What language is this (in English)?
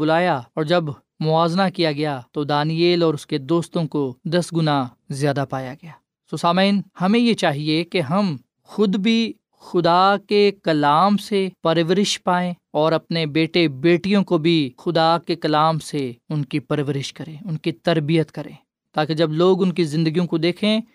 Urdu